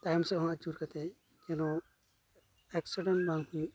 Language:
Santali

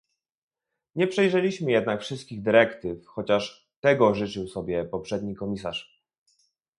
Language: Polish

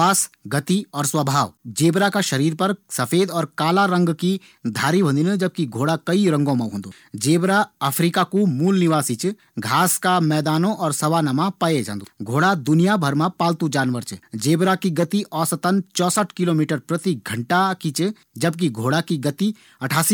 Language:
Garhwali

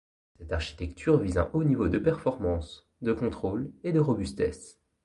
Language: French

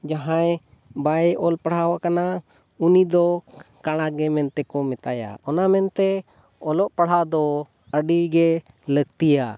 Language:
Santali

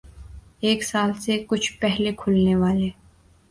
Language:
Urdu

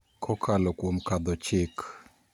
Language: Luo (Kenya and Tanzania)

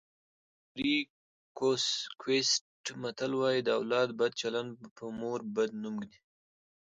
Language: Pashto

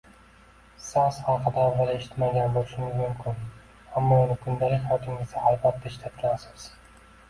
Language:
Uzbek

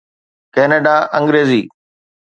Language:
Sindhi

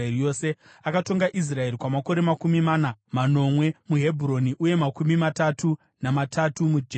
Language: Shona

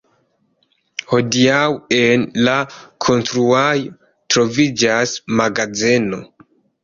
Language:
Esperanto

